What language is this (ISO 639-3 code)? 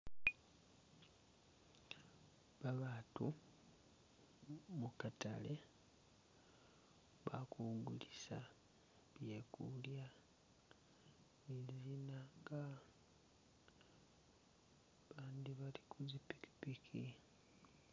myx